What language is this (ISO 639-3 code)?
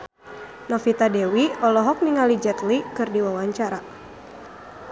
sun